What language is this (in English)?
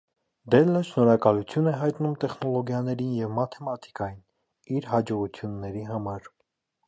Armenian